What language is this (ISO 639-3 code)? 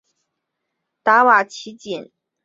zho